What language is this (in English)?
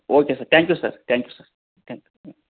Kannada